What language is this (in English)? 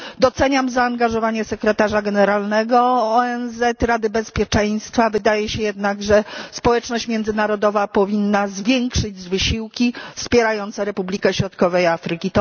Polish